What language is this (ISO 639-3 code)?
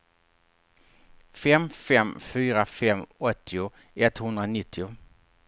swe